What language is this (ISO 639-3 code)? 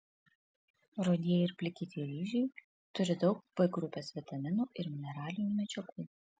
lit